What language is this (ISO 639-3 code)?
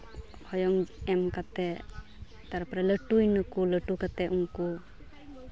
sat